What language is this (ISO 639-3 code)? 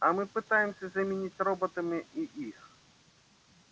rus